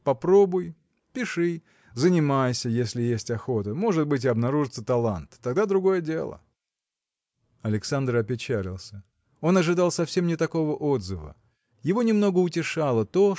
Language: Russian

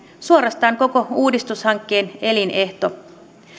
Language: Finnish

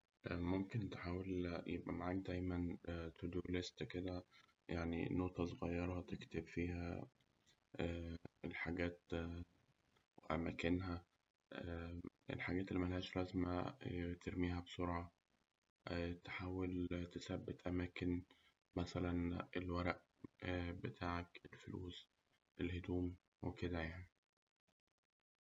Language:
Egyptian Arabic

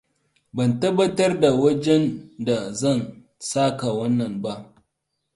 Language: Hausa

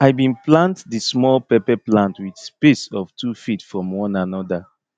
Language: Nigerian Pidgin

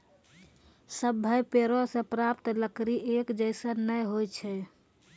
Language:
Maithili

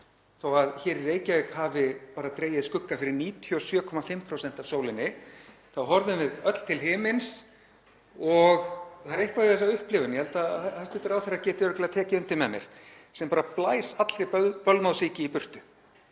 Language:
Icelandic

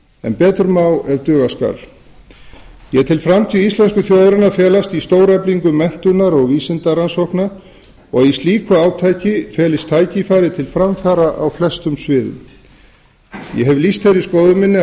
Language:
Icelandic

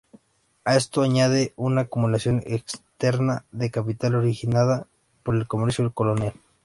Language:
Spanish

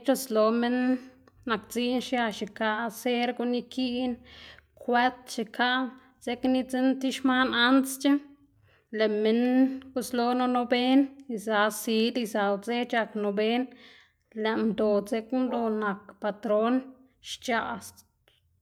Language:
Xanaguía Zapotec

